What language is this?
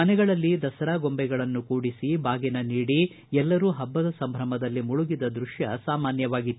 Kannada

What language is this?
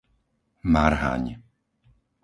Slovak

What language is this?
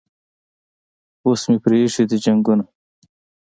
Pashto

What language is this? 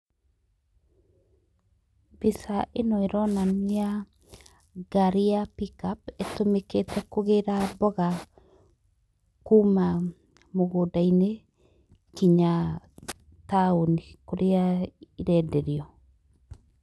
Kikuyu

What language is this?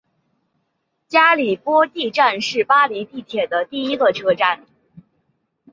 Chinese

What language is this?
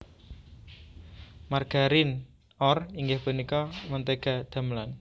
Javanese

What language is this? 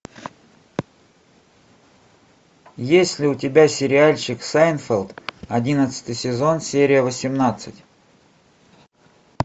Russian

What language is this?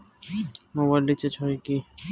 Bangla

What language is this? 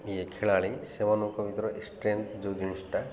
Odia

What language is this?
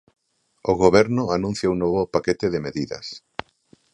Galician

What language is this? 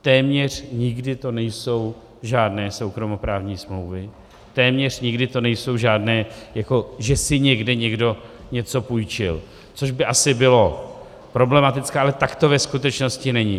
Czech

